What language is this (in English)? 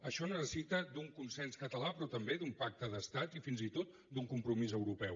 Catalan